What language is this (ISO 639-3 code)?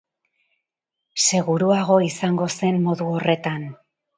eus